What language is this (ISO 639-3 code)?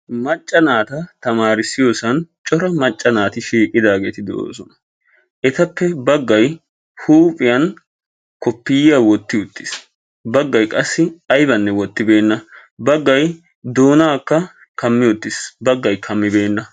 wal